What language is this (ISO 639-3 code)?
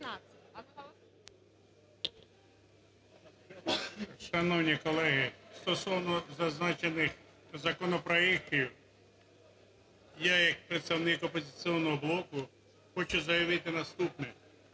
ukr